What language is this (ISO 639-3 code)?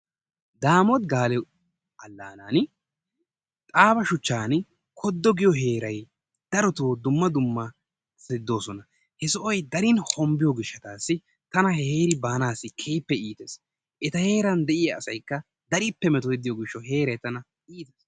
wal